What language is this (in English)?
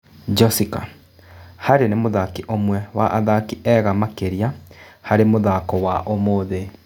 Kikuyu